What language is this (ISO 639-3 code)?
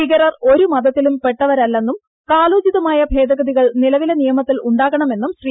mal